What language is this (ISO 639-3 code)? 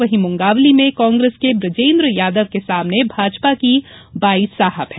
hin